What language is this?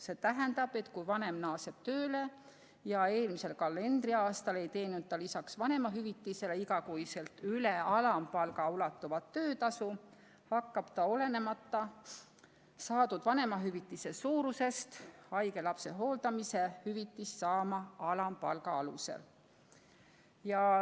Estonian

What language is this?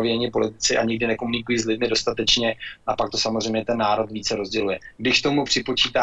Czech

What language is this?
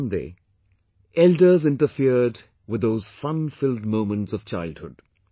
English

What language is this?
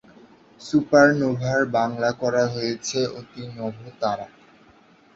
Bangla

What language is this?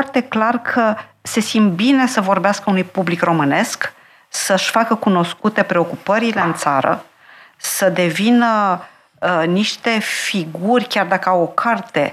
Romanian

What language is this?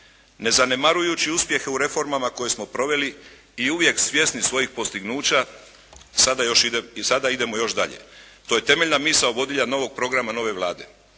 Croatian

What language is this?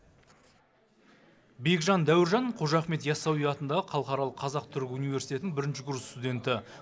Kazakh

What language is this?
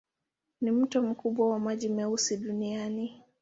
Swahili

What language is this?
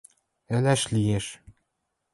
Western Mari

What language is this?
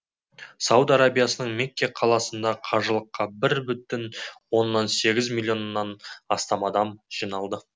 Kazakh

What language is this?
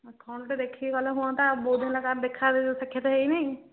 Odia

